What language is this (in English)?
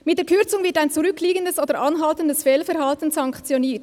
Swiss German